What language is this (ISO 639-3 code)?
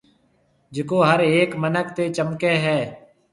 mve